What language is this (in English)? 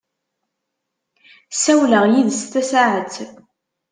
Kabyle